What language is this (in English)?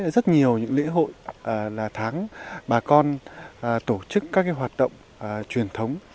Vietnamese